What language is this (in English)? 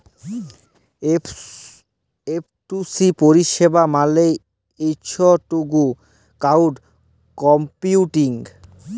Bangla